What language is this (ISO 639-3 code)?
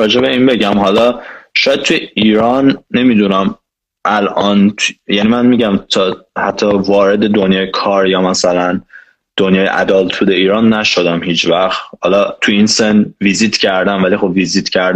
fas